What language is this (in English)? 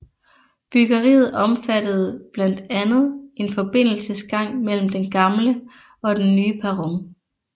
Danish